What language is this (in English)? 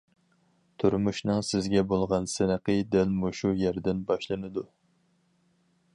Uyghur